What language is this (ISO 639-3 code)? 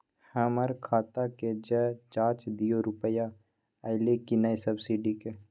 mai